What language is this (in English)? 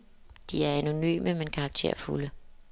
Danish